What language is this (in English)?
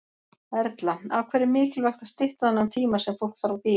Icelandic